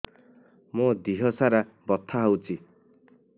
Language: Odia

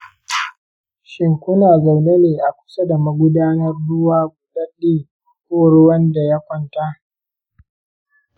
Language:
Hausa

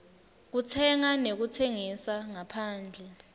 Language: Swati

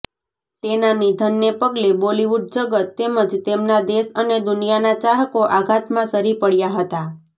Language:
Gujarati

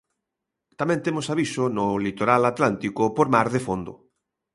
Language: Galician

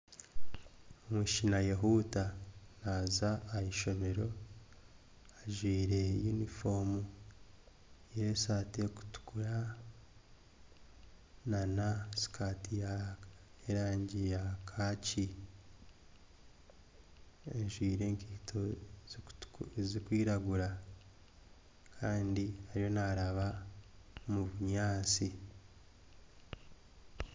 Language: Nyankole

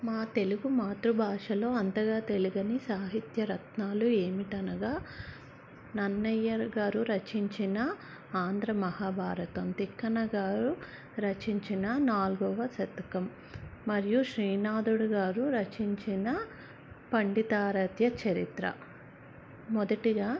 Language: Telugu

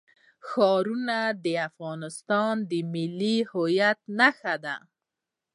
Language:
Pashto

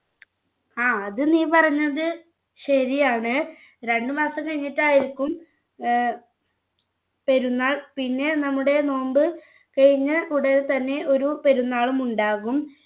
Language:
Malayalam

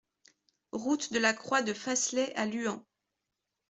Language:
French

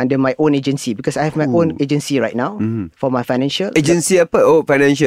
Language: Malay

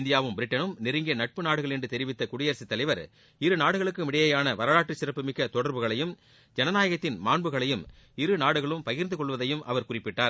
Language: Tamil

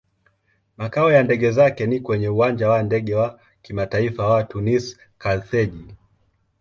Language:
Swahili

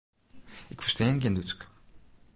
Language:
Western Frisian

